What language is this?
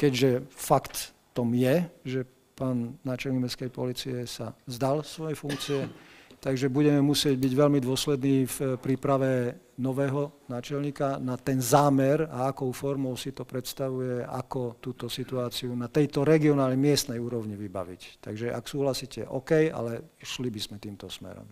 Slovak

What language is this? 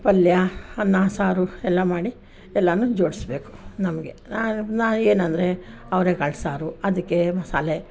Kannada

